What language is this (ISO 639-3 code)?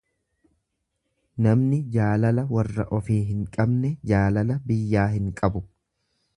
orm